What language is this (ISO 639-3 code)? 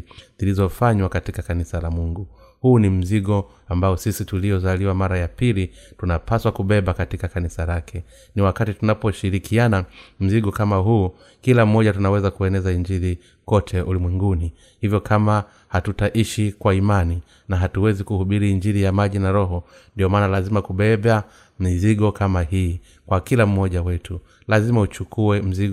swa